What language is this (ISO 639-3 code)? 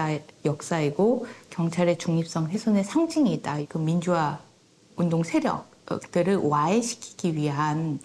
kor